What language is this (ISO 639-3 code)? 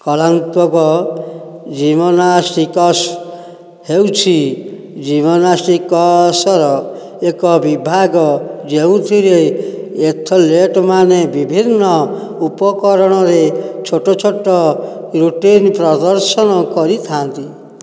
ori